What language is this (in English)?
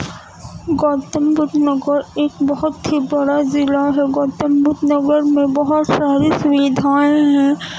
Urdu